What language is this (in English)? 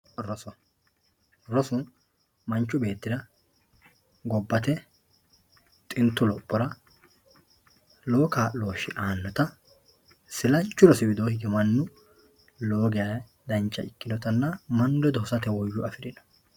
Sidamo